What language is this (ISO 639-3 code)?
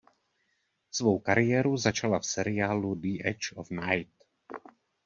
ces